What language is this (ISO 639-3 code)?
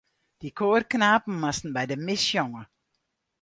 fry